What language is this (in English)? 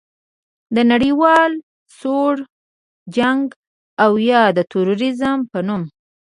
Pashto